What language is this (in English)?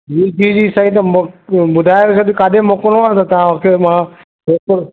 Sindhi